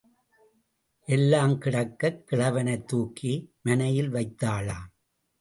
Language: Tamil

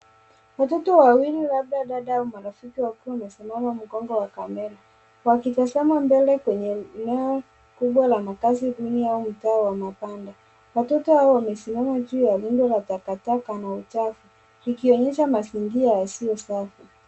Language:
Swahili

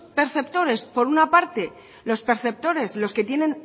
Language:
Spanish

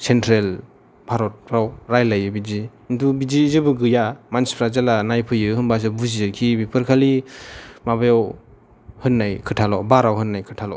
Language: Bodo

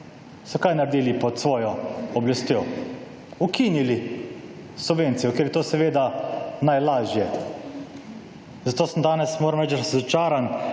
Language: Slovenian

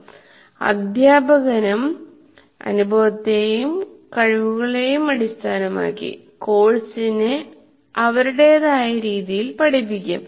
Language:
Malayalam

